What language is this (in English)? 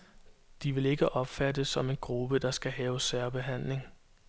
Danish